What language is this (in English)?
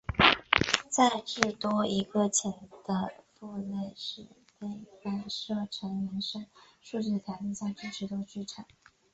Chinese